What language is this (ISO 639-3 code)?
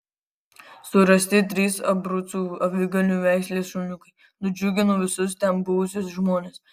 lit